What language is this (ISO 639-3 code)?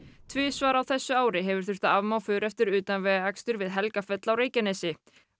isl